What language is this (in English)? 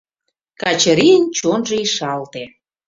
Mari